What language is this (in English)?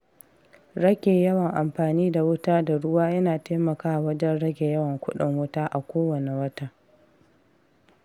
Hausa